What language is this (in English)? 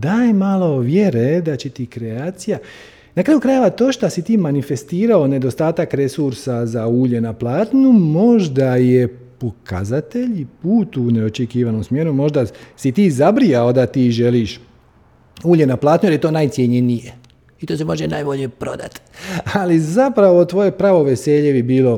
Croatian